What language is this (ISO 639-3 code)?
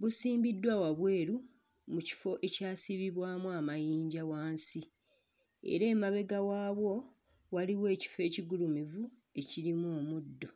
lug